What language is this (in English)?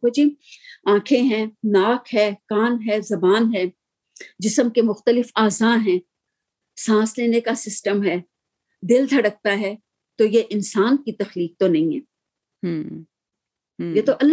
Urdu